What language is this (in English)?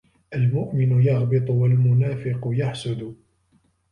Arabic